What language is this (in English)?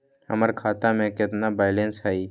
Magahi